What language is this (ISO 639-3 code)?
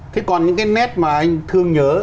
vie